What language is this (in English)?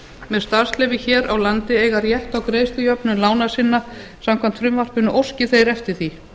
Icelandic